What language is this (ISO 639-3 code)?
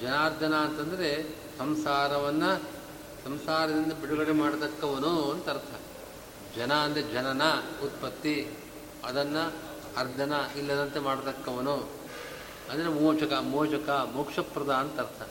kan